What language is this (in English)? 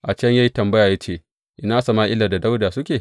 Hausa